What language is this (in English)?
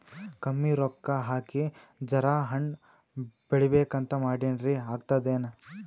Kannada